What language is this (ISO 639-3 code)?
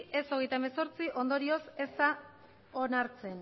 eus